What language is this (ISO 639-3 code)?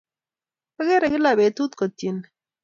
kln